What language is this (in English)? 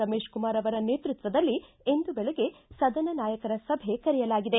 Kannada